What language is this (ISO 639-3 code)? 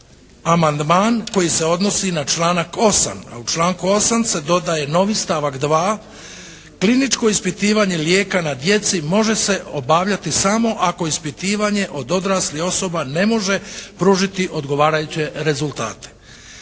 hrv